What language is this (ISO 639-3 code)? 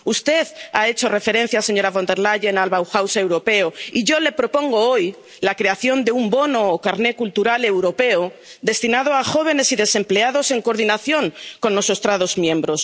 spa